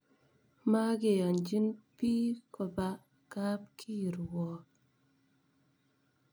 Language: Kalenjin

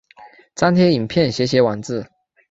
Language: Chinese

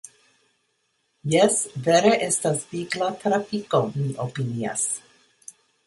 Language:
Esperanto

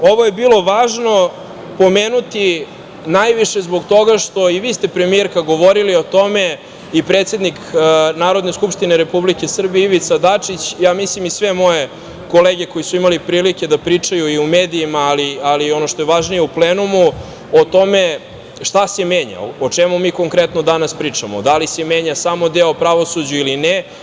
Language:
Serbian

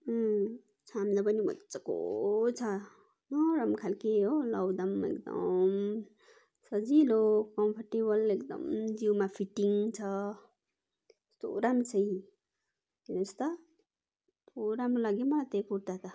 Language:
Nepali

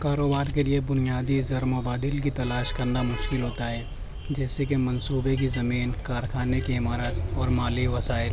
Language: Urdu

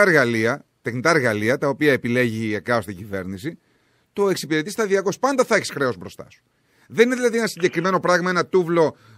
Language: Greek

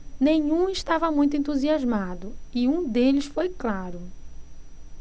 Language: Portuguese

